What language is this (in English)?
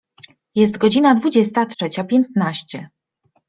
Polish